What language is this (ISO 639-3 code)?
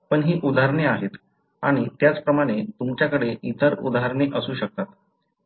mar